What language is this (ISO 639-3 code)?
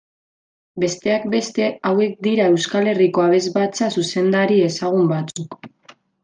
eus